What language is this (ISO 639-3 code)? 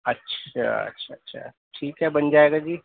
urd